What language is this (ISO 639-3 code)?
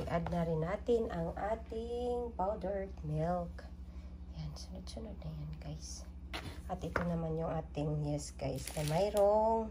fil